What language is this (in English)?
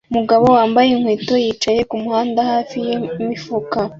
Kinyarwanda